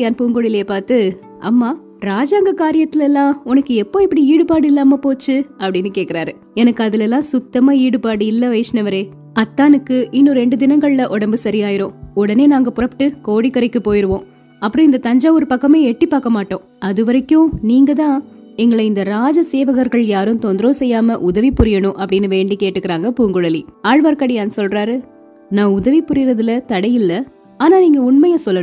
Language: Tamil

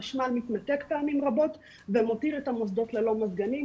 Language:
Hebrew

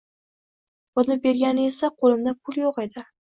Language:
Uzbek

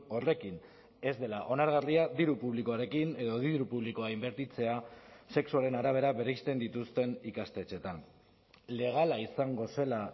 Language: Basque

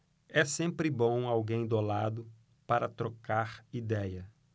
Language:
Portuguese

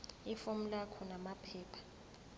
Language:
Zulu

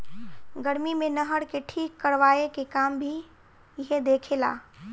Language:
Bhojpuri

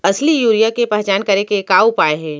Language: Chhattisgarhi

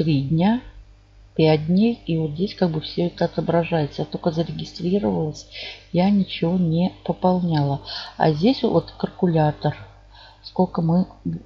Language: Russian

